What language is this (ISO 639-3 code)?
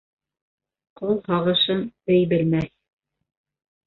bak